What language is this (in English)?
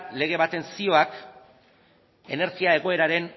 Basque